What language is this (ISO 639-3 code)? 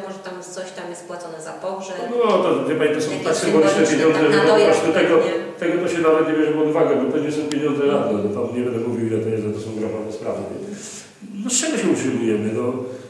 pol